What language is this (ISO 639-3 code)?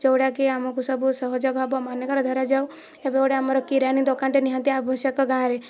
ori